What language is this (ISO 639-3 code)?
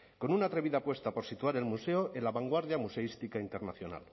spa